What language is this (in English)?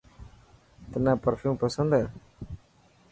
Dhatki